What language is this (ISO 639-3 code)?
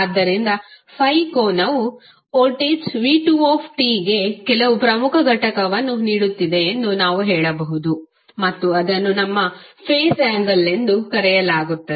kan